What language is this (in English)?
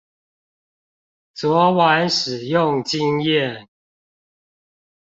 Chinese